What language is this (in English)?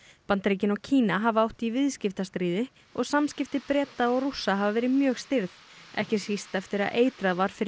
Icelandic